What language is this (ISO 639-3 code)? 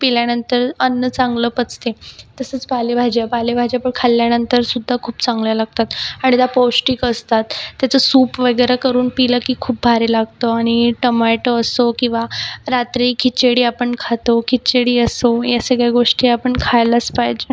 mar